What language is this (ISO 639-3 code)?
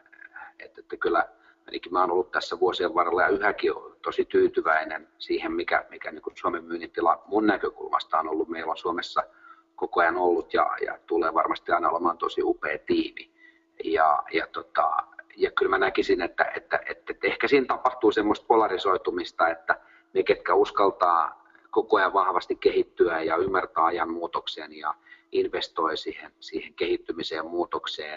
fin